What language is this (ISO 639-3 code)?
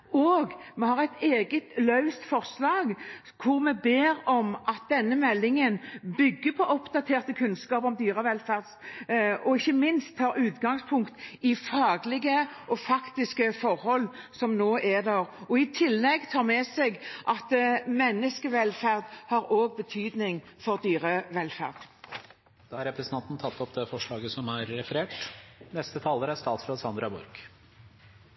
nor